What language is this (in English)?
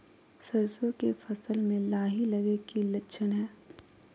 Magahi